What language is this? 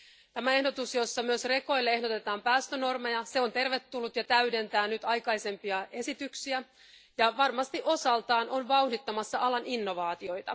Finnish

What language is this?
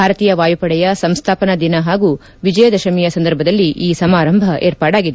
Kannada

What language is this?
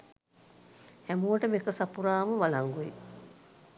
Sinhala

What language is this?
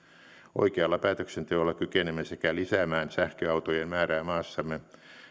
Finnish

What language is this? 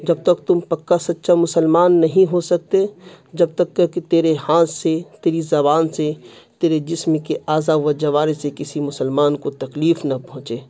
Urdu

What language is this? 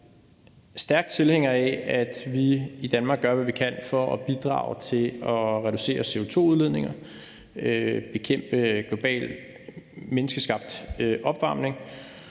Danish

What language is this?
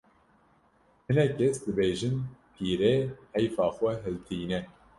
Kurdish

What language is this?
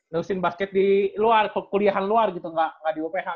Indonesian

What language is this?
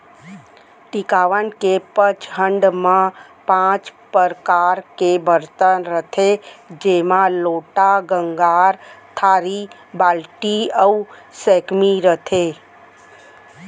Chhattisgarhi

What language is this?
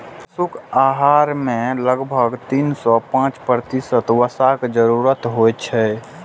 Maithili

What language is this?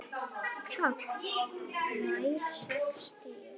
Icelandic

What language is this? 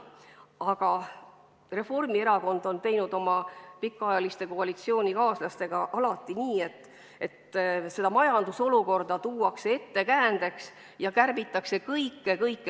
Estonian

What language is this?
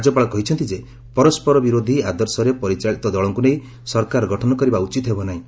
Odia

